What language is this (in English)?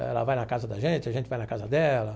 Portuguese